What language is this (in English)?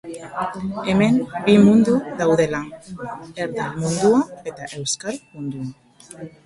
Basque